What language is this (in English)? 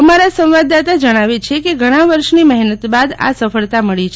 Gujarati